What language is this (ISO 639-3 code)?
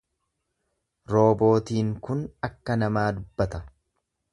orm